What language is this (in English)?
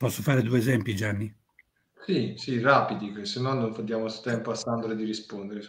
Italian